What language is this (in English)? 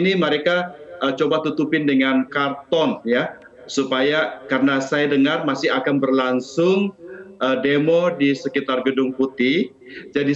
Indonesian